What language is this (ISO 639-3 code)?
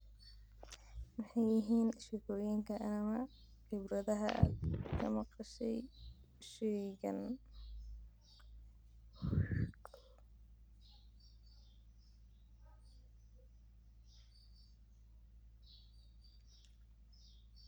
som